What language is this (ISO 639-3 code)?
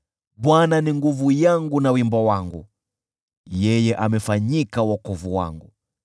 swa